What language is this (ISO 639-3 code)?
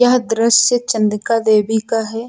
hin